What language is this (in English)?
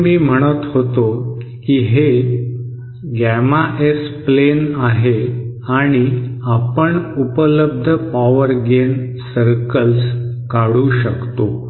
Marathi